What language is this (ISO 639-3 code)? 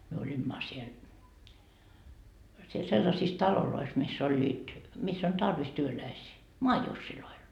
fin